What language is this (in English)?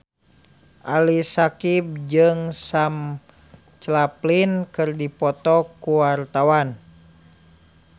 Sundanese